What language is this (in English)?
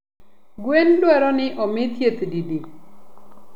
Luo (Kenya and Tanzania)